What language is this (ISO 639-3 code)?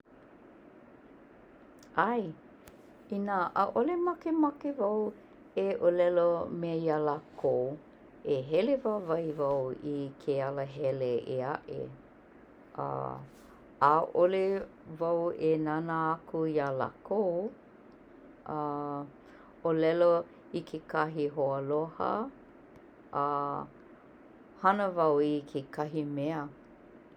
haw